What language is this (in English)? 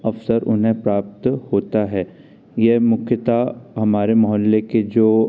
Hindi